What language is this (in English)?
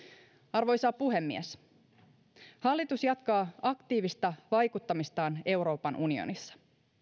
Finnish